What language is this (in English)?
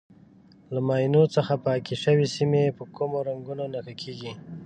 Pashto